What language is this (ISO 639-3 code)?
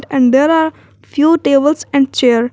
eng